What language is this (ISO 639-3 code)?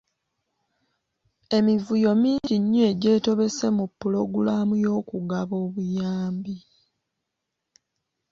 lug